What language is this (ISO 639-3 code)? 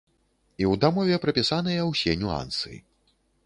bel